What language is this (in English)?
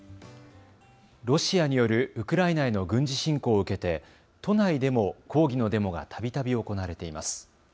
Japanese